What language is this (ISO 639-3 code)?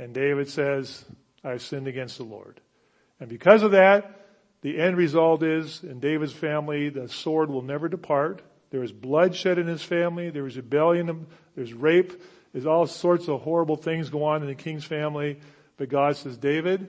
eng